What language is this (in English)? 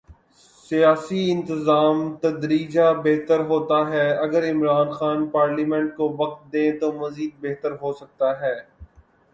Urdu